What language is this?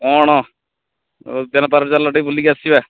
Odia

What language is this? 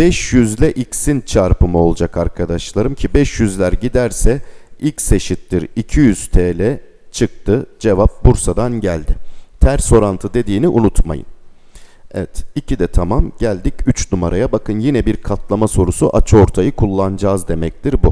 Turkish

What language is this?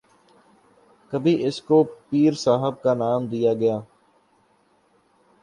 Urdu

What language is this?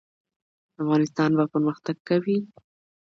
Pashto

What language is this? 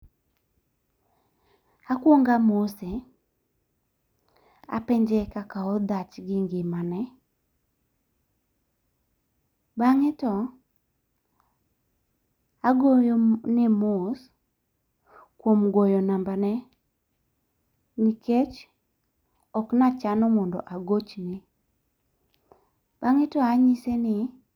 Luo (Kenya and Tanzania)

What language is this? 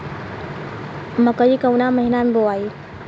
Bhojpuri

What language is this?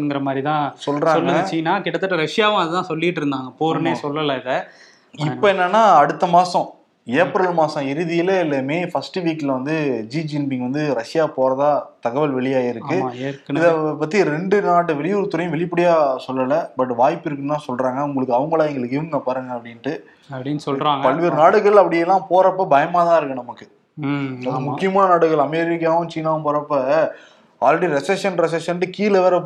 Tamil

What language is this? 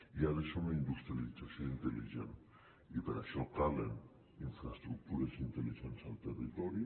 Catalan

